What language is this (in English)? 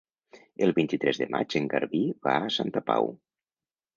Catalan